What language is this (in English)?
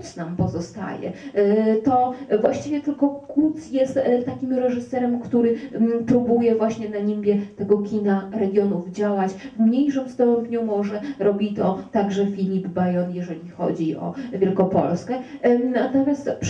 Polish